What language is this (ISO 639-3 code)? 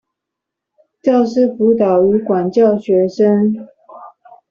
zho